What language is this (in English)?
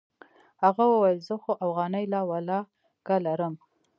Pashto